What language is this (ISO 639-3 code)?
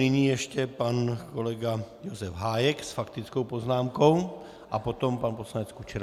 ces